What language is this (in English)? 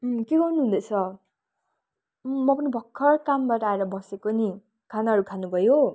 Nepali